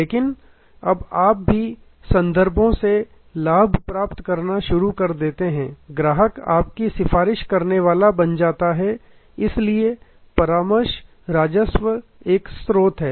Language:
Hindi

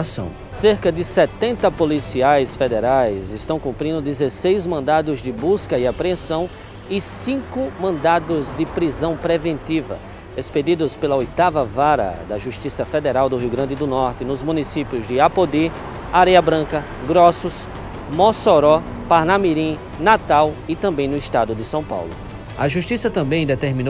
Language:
Portuguese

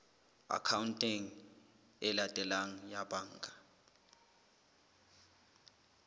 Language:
Southern Sotho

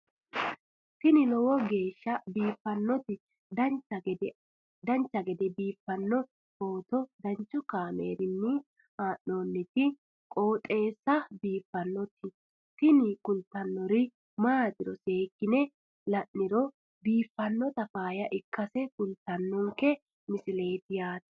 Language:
Sidamo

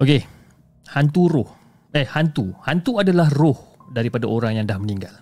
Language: Malay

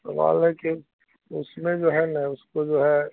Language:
Urdu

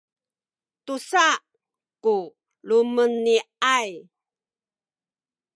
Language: Sakizaya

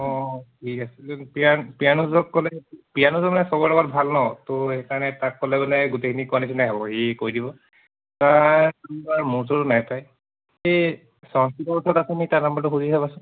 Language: Assamese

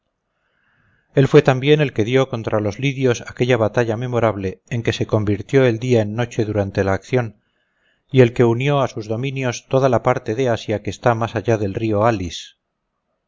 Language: Spanish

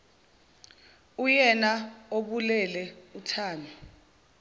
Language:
Zulu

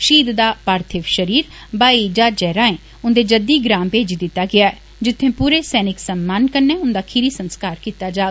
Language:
Dogri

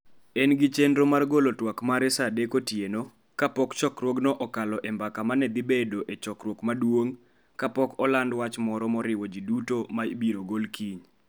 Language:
Luo (Kenya and Tanzania)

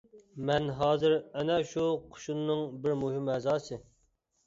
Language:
Uyghur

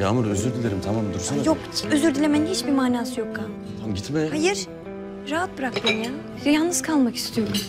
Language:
Turkish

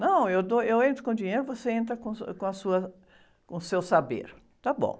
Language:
Portuguese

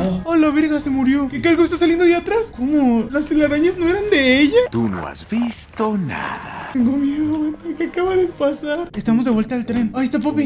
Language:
Spanish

